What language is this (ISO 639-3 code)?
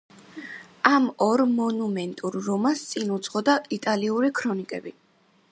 kat